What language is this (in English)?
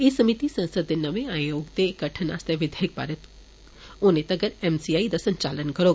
Dogri